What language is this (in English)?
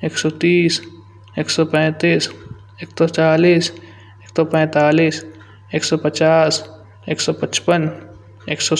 Kanauji